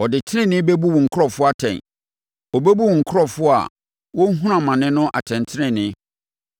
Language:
Akan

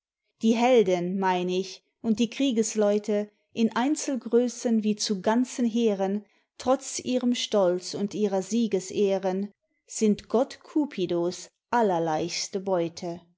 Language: German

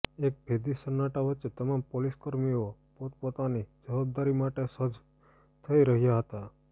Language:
Gujarati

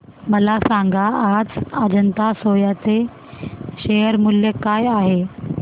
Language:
Marathi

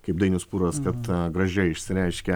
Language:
Lithuanian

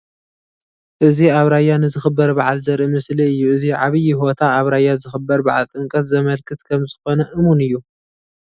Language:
Tigrinya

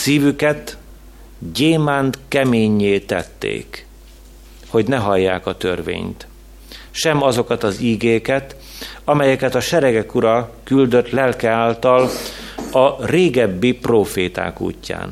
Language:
Hungarian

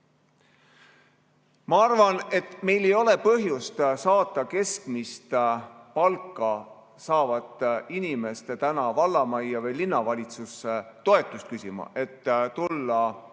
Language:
Estonian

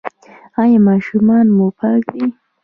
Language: Pashto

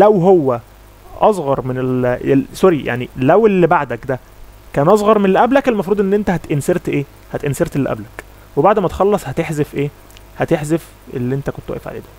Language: Arabic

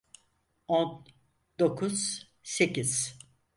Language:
Turkish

